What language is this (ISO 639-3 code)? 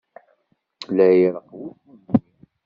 kab